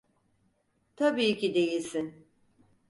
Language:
Turkish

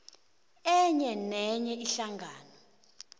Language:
South Ndebele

